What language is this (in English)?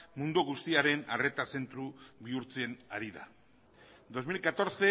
Basque